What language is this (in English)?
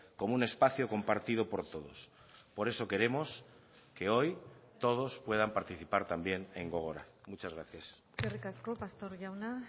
Spanish